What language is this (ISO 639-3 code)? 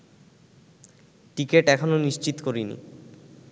ben